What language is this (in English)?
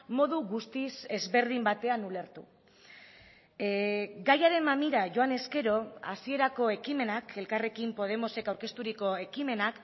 Basque